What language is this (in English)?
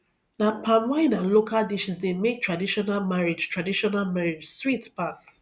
Nigerian Pidgin